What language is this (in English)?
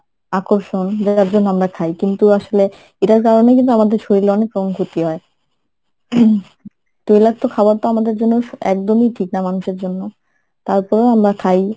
Bangla